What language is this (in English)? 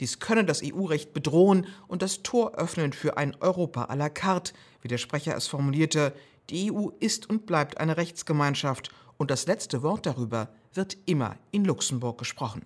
German